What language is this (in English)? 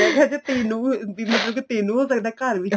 Punjabi